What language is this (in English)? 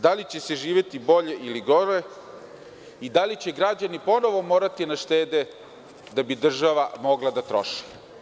Serbian